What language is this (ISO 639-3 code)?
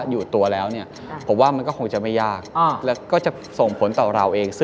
tha